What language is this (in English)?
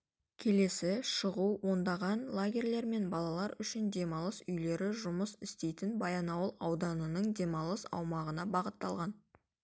Kazakh